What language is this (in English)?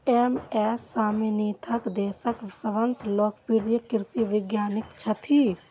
Maithili